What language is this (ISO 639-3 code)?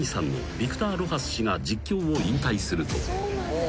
jpn